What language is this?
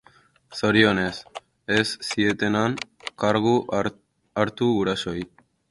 Basque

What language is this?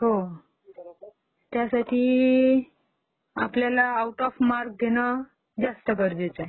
Marathi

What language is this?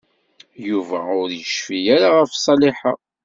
Kabyle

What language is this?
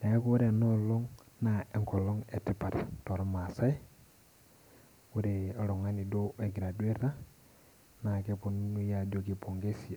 Masai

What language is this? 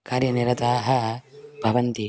Sanskrit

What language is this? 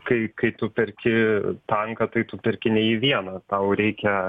Lithuanian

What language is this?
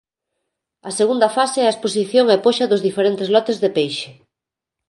Galician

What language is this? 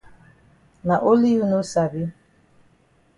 Cameroon Pidgin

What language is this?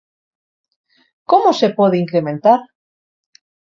Galician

